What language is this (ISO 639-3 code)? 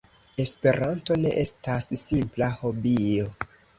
epo